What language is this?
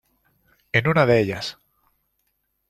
Spanish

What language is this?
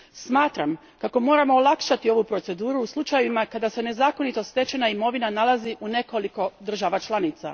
Croatian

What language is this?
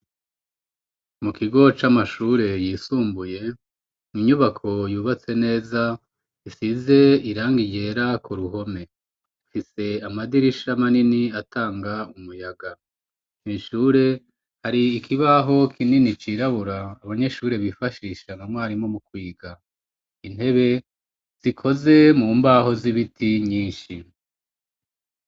Rundi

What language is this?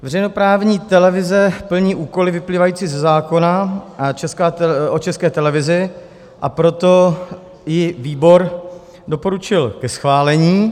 Czech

